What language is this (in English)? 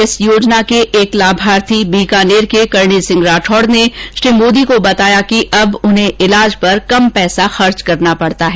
Hindi